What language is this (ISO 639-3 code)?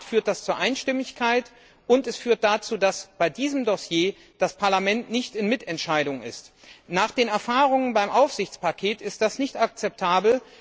deu